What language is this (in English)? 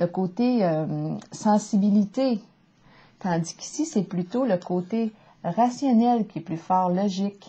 French